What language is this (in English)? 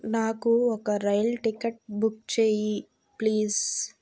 Telugu